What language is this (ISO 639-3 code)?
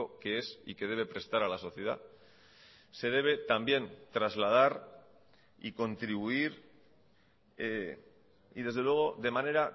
spa